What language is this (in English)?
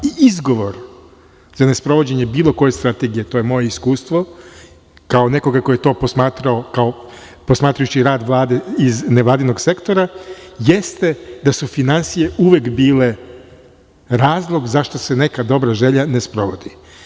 Serbian